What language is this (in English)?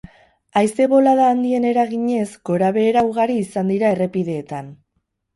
Basque